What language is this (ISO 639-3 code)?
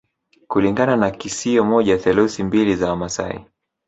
swa